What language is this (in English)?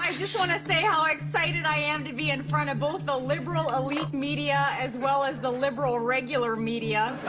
English